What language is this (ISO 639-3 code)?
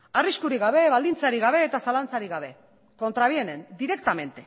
eus